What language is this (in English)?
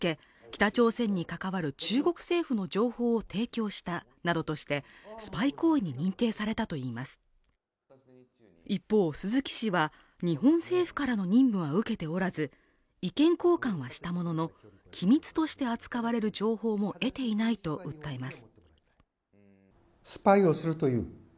Japanese